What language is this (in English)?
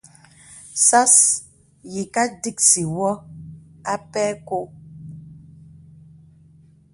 Bebele